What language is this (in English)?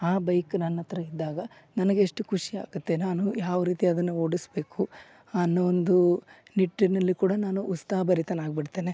Kannada